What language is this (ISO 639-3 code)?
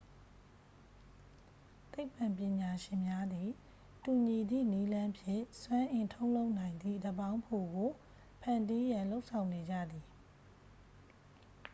mya